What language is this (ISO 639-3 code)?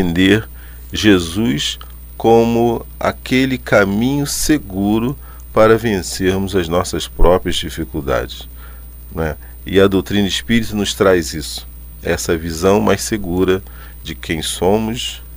por